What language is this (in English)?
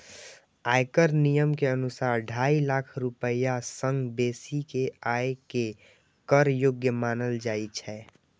Maithili